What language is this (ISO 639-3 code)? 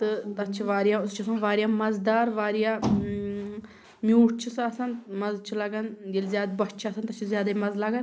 kas